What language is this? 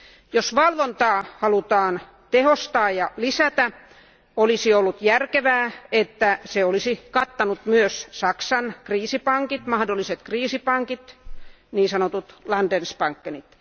Finnish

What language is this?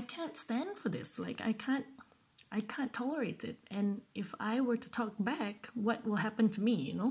English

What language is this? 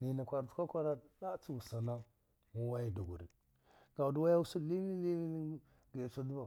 Dghwede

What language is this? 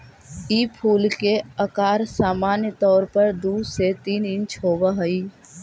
Magahi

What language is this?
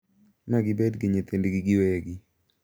Luo (Kenya and Tanzania)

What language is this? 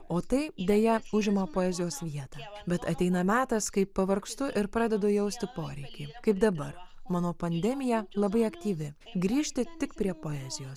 Lithuanian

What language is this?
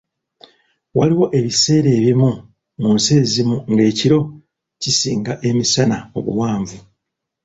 Ganda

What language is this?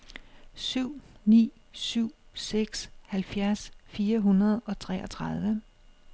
Danish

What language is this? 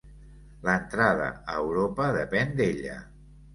Catalan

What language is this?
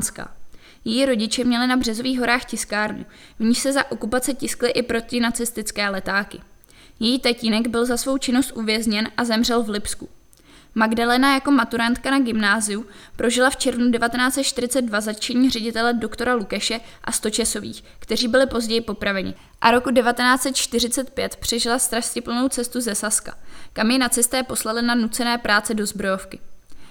Czech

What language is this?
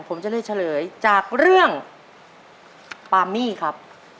Thai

